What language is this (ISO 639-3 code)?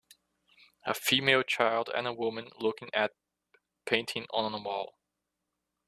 eng